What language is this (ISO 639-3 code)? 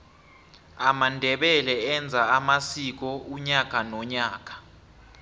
nbl